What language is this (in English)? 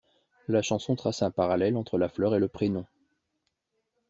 French